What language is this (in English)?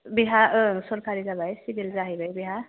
Bodo